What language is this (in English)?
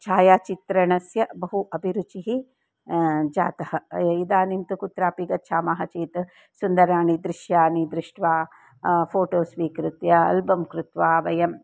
Sanskrit